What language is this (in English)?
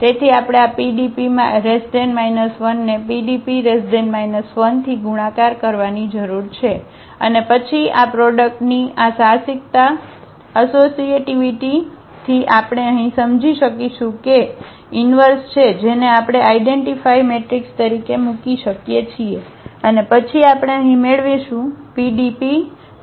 Gujarati